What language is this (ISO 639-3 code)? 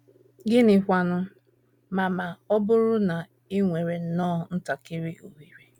ibo